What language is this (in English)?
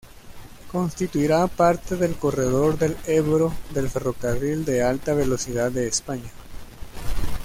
Spanish